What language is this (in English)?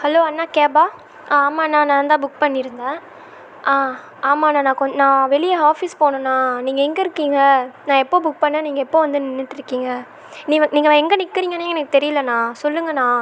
Tamil